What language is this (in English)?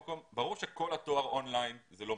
Hebrew